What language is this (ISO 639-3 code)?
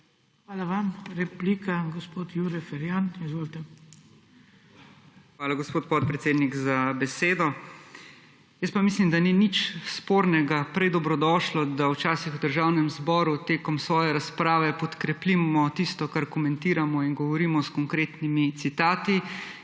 slv